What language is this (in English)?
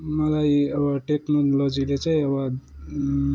Nepali